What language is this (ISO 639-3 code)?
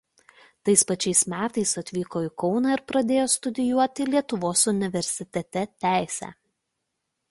lit